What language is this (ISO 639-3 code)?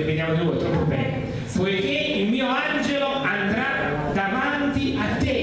ita